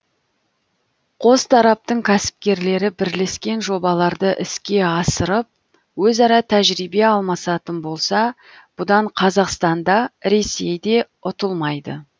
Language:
Kazakh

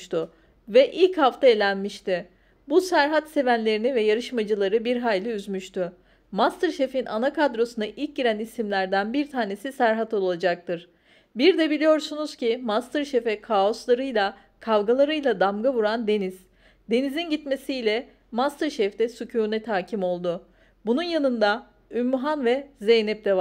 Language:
Turkish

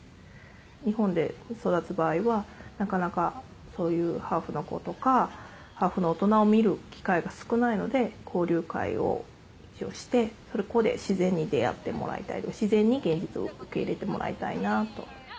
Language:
Japanese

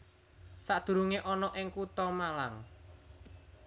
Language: Javanese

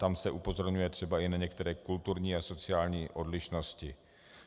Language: Czech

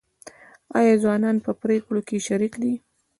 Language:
Pashto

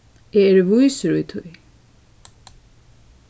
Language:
Faroese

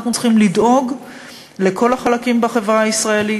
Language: Hebrew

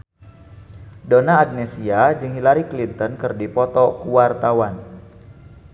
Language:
Sundanese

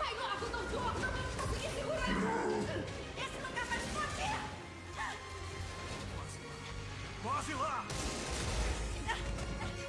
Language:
Portuguese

